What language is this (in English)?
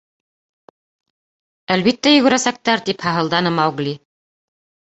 Bashkir